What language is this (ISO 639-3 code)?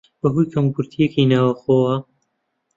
ckb